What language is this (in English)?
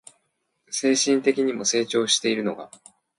Japanese